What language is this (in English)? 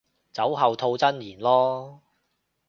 Cantonese